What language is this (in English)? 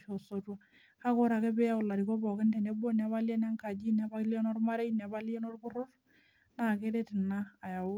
Masai